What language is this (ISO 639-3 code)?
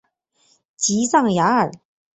zho